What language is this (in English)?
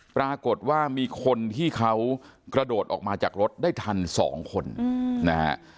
Thai